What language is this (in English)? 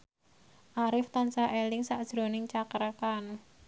Javanese